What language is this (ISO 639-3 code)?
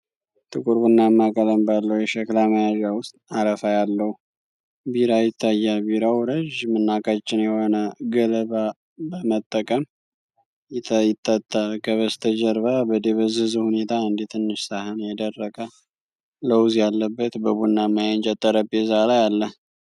amh